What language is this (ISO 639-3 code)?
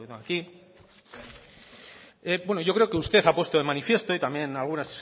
spa